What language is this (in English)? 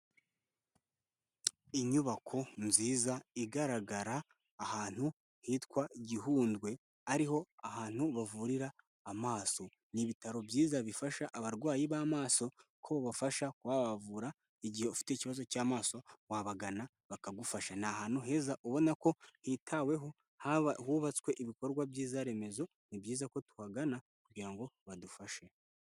Kinyarwanda